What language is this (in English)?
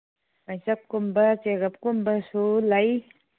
Manipuri